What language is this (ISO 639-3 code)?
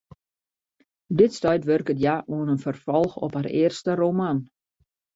fry